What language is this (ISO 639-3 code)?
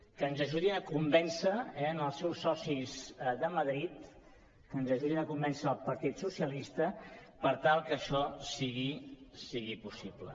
cat